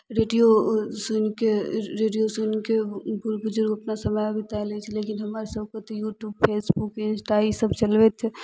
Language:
Maithili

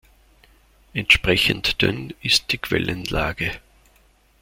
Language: German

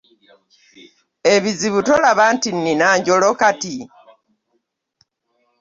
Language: Ganda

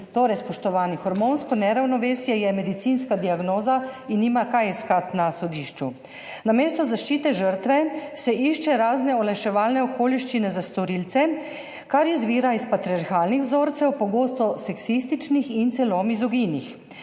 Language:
Slovenian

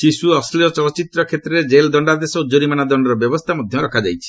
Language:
Odia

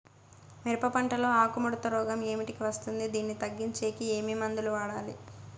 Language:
Telugu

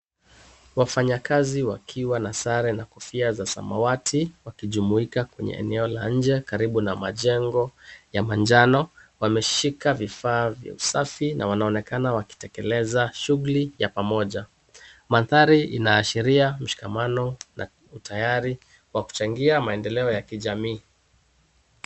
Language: Swahili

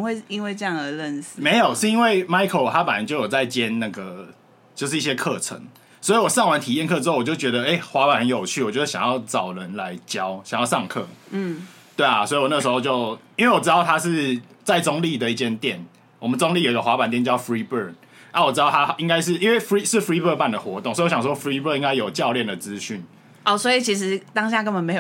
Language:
Chinese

